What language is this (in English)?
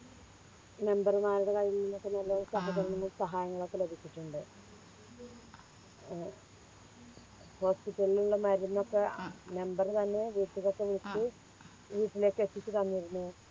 Malayalam